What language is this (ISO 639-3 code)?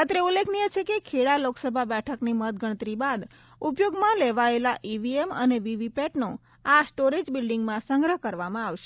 guj